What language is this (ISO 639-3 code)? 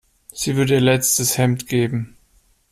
deu